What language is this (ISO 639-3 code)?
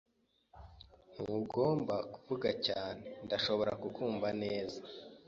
kin